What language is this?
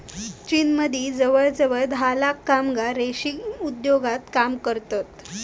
Marathi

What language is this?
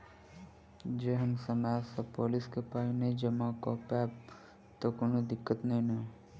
Maithili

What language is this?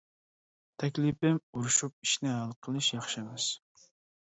Uyghur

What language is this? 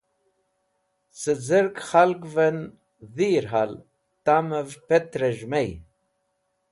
Wakhi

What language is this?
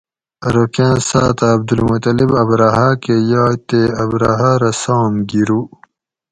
Gawri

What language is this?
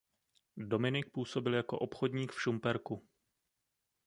Czech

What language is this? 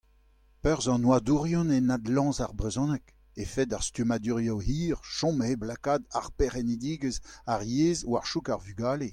Breton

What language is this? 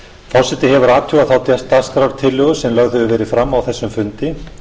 Icelandic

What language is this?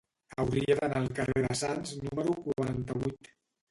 Catalan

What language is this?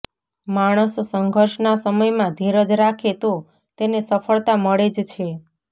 Gujarati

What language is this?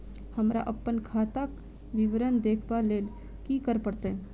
Maithili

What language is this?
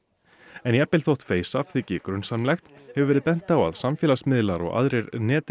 Icelandic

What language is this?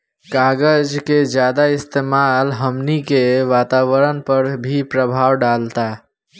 Bhojpuri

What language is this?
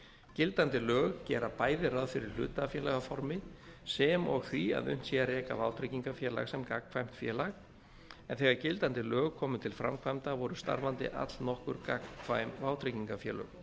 Icelandic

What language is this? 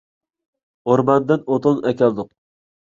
Uyghur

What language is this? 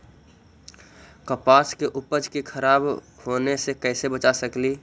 Magahi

